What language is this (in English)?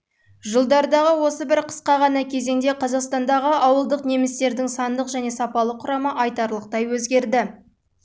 Kazakh